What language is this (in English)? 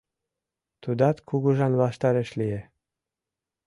Mari